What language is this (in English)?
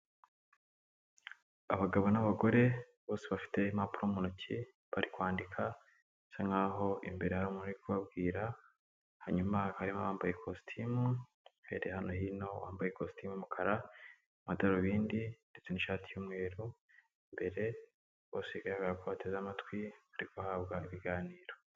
Kinyarwanda